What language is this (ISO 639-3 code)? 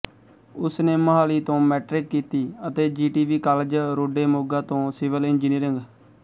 pan